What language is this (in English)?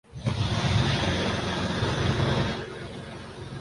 Urdu